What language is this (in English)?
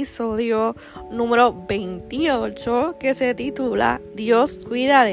Spanish